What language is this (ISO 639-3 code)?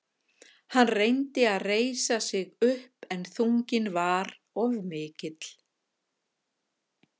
isl